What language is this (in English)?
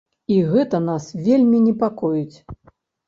Belarusian